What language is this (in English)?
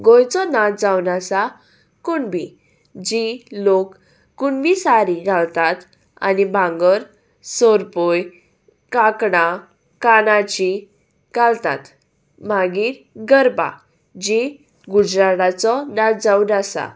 Konkani